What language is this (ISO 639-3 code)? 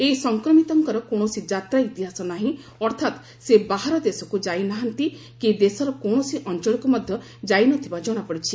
ori